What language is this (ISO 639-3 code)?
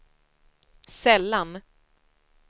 swe